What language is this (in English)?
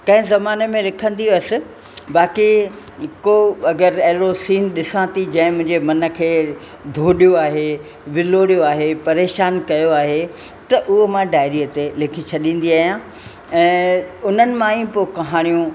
Sindhi